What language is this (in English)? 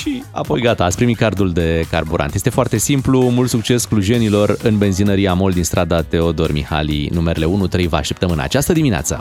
Romanian